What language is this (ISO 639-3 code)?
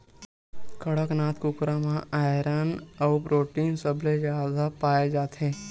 hne